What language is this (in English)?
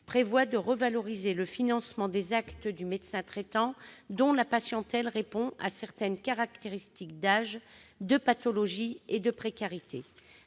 French